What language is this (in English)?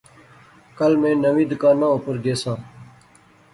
Pahari-Potwari